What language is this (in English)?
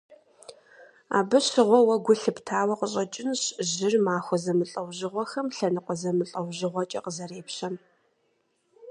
Kabardian